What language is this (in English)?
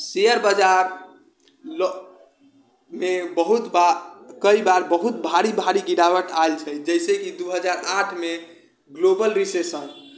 Maithili